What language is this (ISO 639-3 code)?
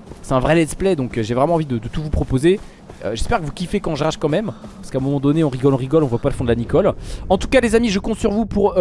fra